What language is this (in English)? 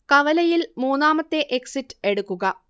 Malayalam